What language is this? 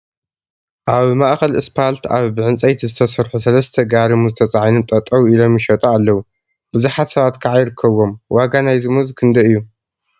Tigrinya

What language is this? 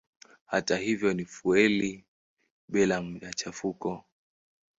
Swahili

